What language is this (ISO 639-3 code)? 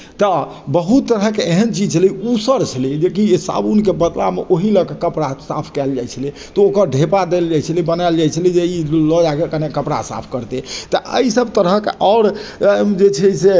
mai